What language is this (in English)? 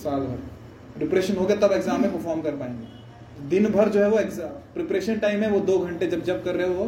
Hindi